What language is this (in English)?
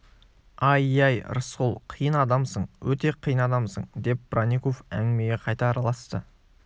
Kazakh